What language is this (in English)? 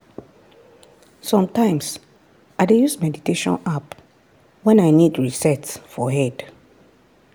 Nigerian Pidgin